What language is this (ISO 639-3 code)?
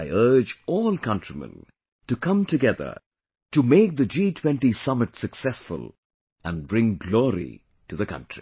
eng